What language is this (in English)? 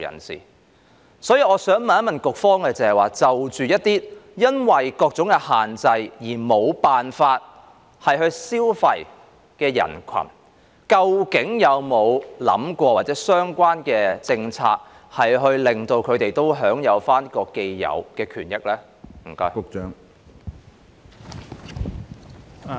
Cantonese